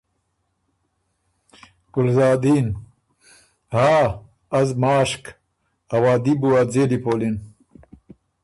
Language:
Ormuri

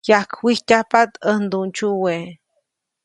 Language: Copainalá Zoque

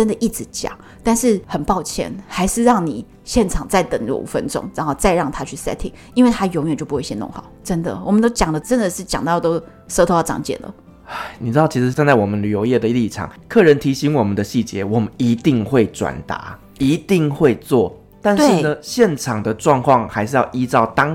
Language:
Chinese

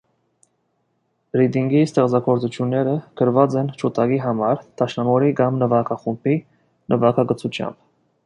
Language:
Armenian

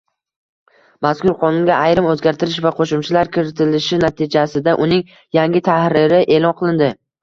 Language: Uzbek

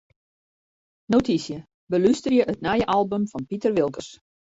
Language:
Western Frisian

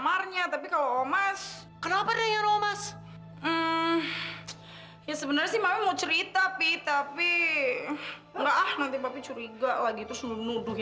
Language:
Indonesian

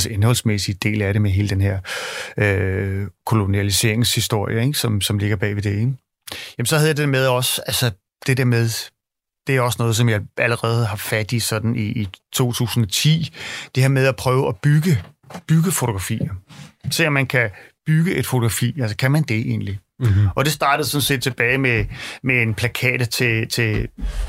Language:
Danish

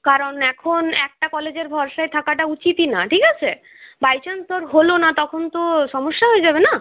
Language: Bangla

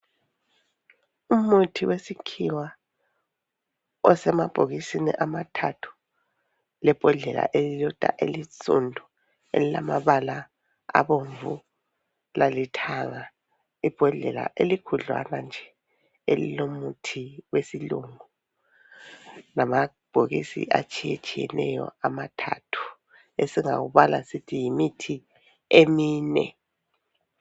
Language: North Ndebele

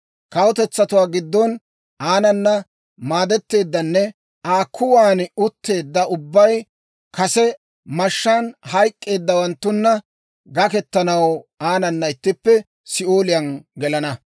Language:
Dawro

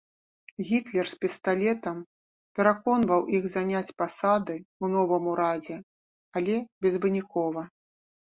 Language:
Belarusian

